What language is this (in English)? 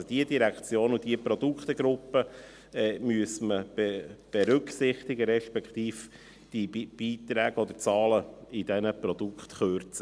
Swiss German